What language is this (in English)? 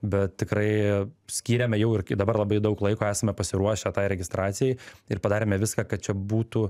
Lithuanian